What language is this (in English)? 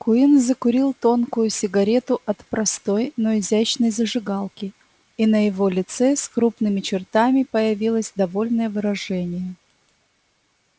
Russian